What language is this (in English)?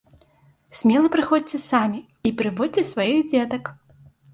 Belarusian